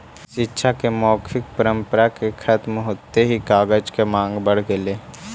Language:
Magahi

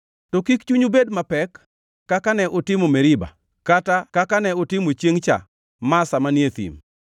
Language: Luo (Kenya and Tanzania)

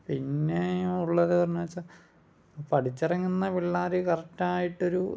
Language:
Malayalam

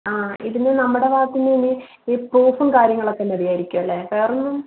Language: Malayalam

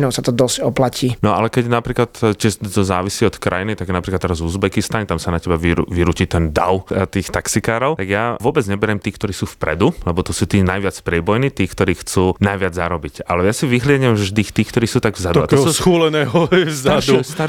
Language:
Slovak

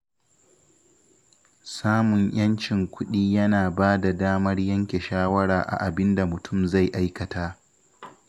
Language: Hausa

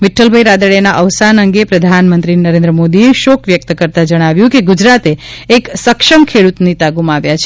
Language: Gujarati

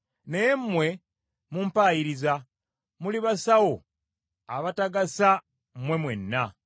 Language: Ganda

